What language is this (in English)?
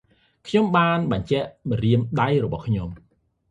Khmer